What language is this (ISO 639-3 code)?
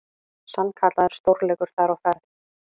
isl